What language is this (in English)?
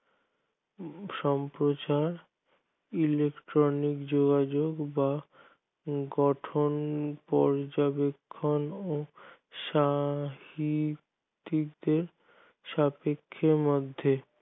Bangla